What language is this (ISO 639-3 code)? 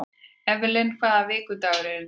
isl